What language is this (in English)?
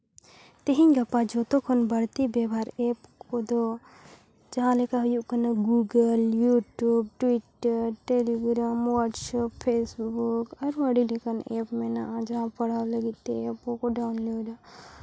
Santali